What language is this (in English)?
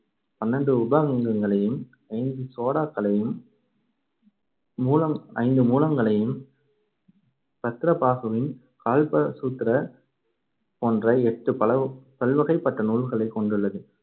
Tamil